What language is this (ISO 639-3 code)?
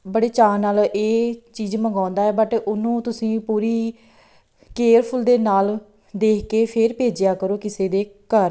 pan